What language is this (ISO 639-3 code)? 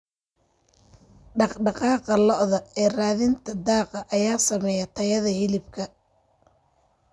som